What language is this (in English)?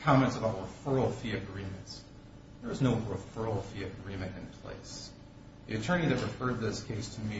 English